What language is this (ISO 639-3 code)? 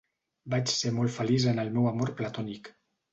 cat